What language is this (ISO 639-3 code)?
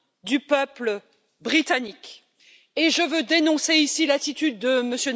fra